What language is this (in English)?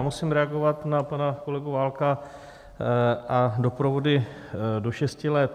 Czech